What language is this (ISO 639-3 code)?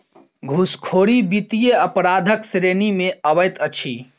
mai